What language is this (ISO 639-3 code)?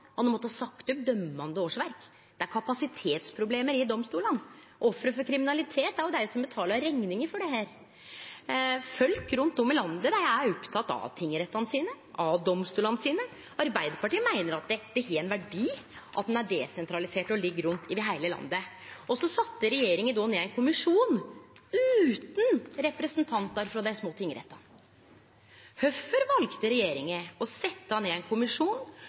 nno